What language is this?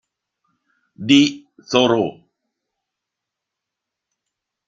Italian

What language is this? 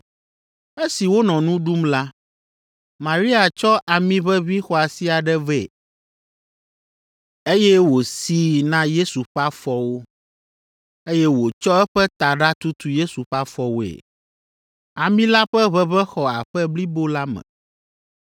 Ewe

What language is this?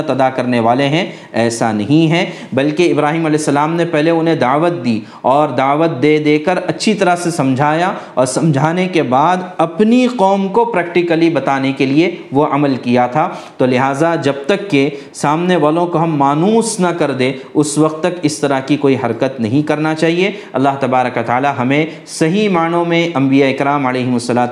Urdu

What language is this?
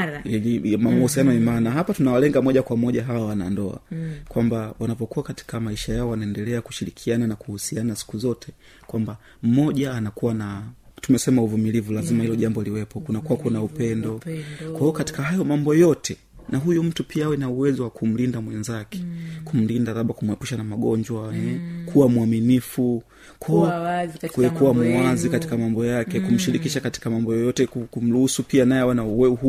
Swahili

